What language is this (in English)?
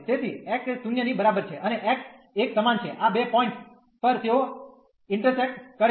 Gujarati